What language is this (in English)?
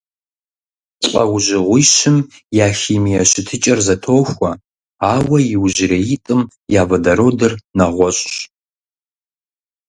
Kabardian